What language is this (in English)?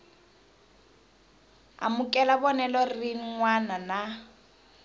Tsonga